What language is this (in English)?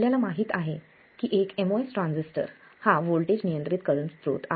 Marathi